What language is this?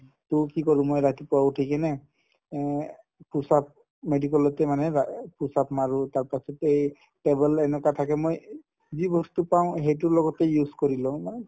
Assamese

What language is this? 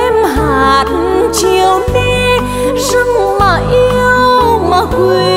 Vietnamese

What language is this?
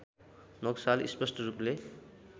Nepali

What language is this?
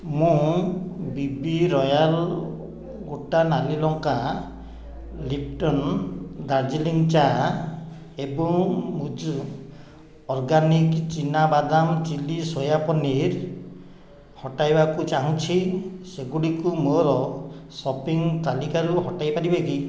Odia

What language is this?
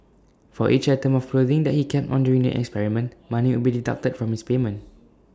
English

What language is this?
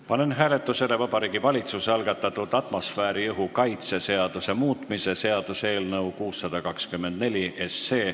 Estonian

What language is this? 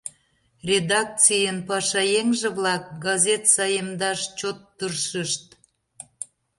Mari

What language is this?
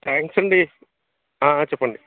Telugu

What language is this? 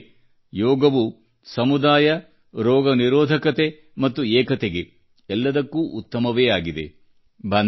Kannada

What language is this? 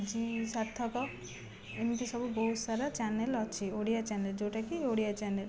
Odia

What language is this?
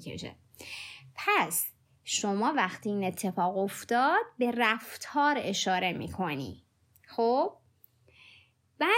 Persian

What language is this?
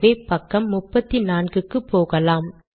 Tamil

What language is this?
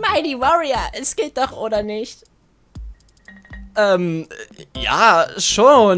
German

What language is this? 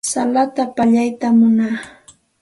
Santa Ana de Tusi Pasco Quechua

